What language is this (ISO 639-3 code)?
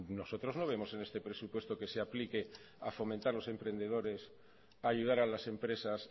spa